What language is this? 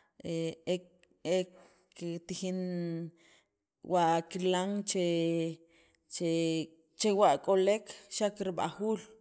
Sacapulteco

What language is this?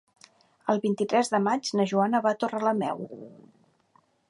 Catalan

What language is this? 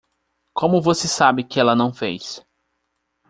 Portuguese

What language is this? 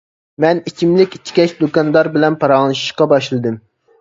Uyghur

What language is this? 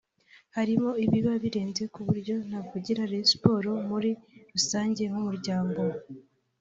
Kinyarwanda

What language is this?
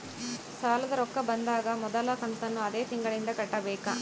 Kannada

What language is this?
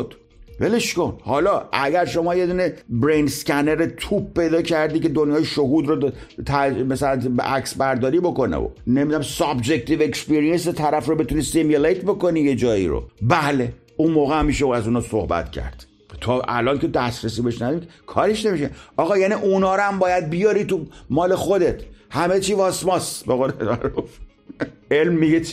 Persian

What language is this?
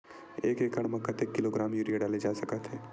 Chhattisgarhi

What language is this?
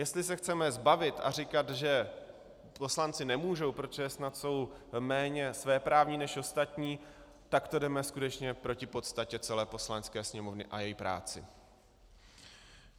Czech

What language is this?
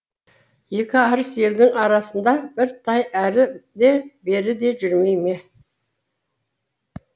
Kazakh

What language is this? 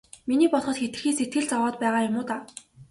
Mongolian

